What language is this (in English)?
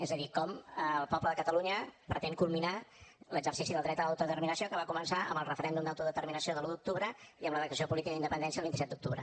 Catalan